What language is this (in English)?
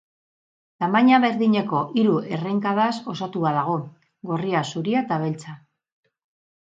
Basque